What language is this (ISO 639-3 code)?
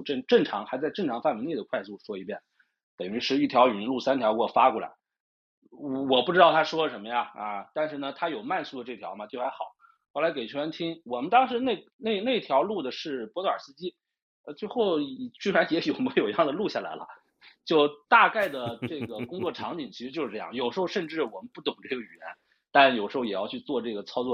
zho